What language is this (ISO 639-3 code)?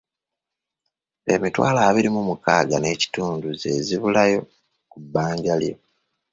lug